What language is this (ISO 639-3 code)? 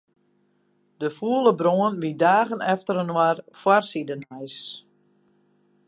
fry